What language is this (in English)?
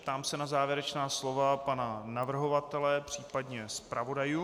Czech